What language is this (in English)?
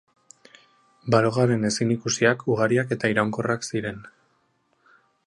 Basque